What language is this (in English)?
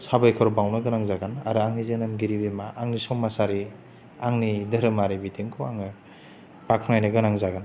Bodo